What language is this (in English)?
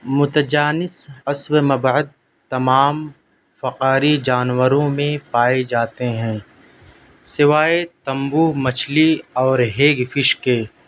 Urdu